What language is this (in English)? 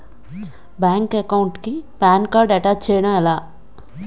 Telugu